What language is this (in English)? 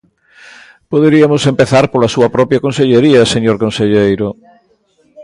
Galician